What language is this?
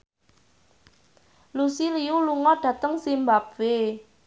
Javanese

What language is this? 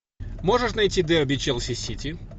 Russian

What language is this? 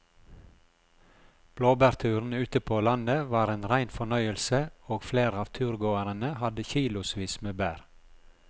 Norwegian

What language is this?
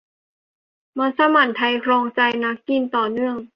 Thai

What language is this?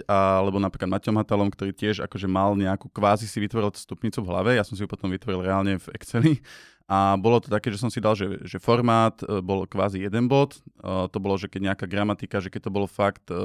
Slovak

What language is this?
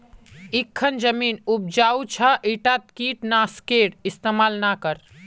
Magahi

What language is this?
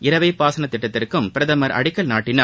Tamil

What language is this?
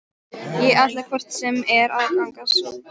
Icelandic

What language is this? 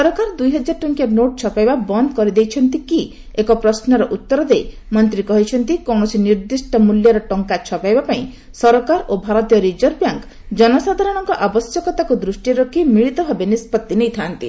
Odia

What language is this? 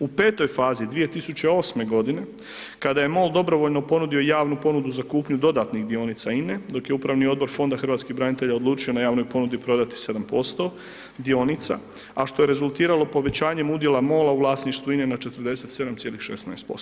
Croatian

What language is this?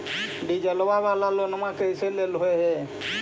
Magahi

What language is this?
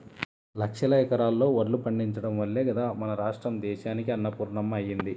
Telugu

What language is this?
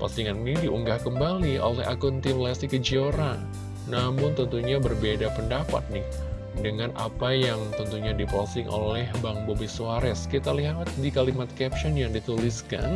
Indonesian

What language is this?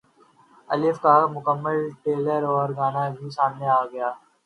Urdu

